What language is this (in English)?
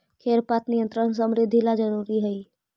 Magahi